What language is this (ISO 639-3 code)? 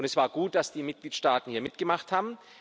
deu